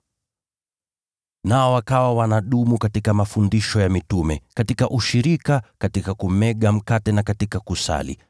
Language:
Swahili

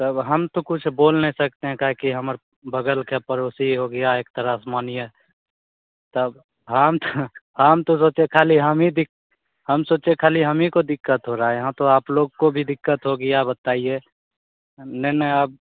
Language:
Hindi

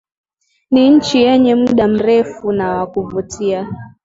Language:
Swahili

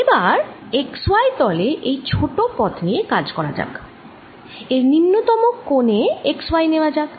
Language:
Bangla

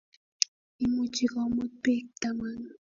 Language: Kalenjin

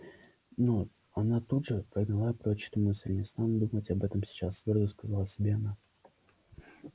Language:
Russian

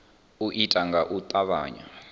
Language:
Venda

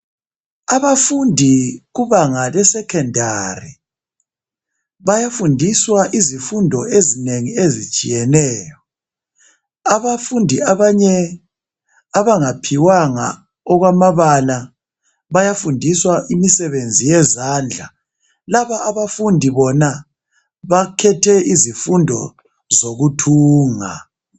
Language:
North Ndebele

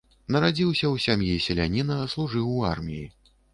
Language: Belarusian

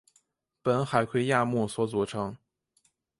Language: Chinese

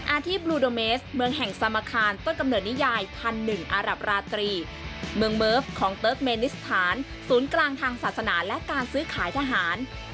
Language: Thai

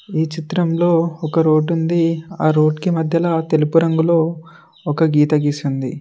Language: Telugu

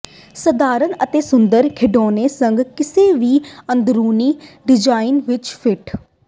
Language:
Punjabi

